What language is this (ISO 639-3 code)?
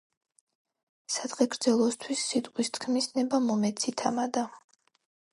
kat